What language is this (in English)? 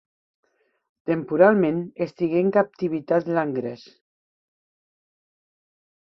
Catalan